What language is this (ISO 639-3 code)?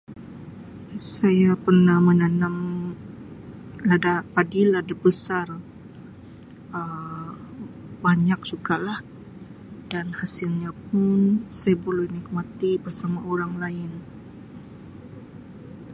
msi